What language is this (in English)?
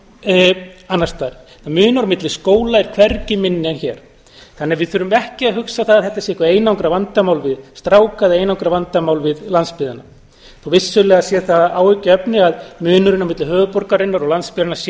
Icelandic